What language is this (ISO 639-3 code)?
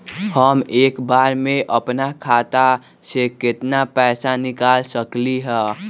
mag